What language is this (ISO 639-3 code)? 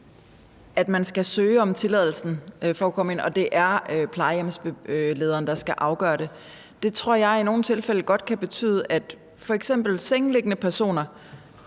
dan